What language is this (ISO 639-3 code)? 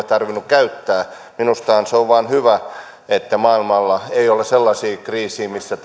fin